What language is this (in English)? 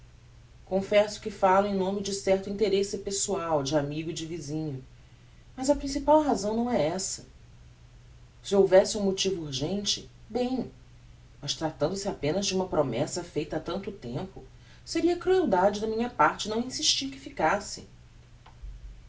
Portuguese